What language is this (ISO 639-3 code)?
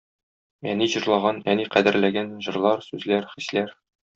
tat